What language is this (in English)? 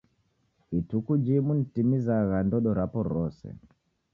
Taita